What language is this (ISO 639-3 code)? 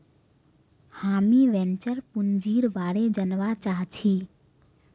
mag